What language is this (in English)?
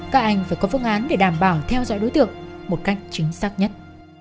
Vietnamese